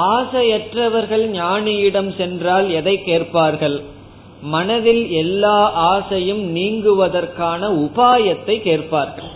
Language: Tamil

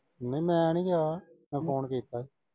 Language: Punjabi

